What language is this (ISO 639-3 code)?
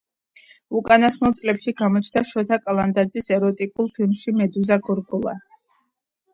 kat